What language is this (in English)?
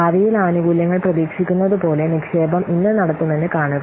Malayalam